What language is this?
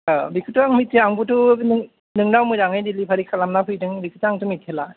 Bodo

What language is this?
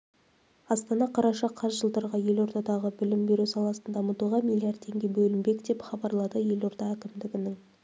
Kazakh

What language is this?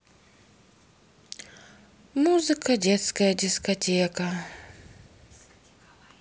Russian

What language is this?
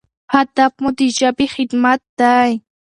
Pashto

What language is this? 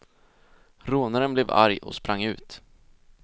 Swedish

